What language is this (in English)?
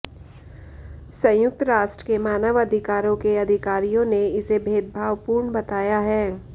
Hindi